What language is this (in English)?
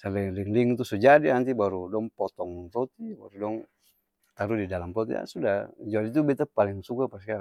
Ambonese Malay